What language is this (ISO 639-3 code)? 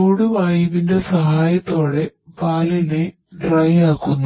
mal